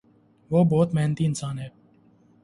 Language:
Urdu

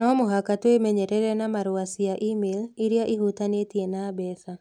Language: Kikuyu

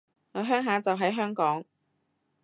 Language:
Cantonese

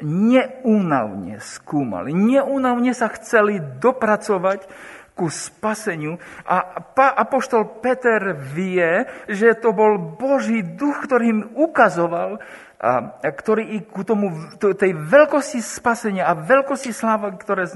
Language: Slovak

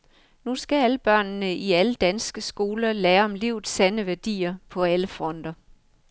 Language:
Danish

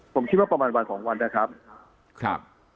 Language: Thai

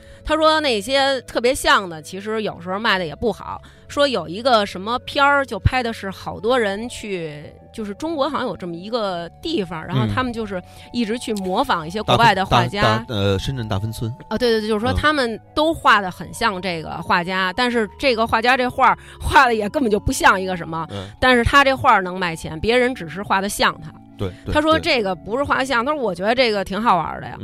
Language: Chinese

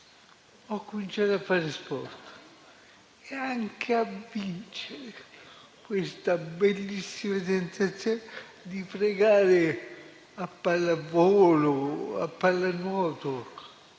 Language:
Italian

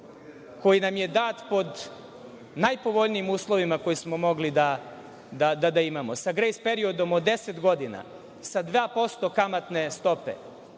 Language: Serbian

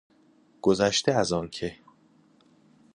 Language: Persian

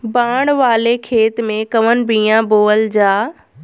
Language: Bhojpuri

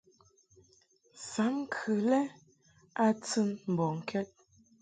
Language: Mungaka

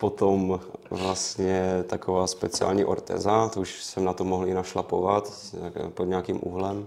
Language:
Czech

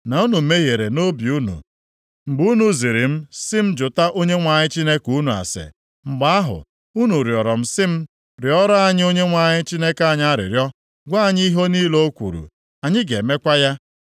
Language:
Igbo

